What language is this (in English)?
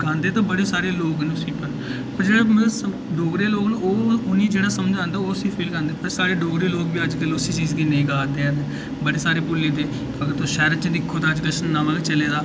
Dogri